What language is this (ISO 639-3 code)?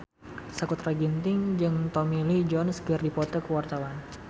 sun